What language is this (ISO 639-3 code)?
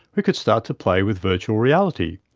eng